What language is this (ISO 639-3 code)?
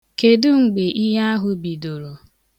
ibo